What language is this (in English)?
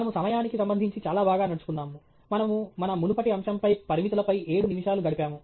Telugu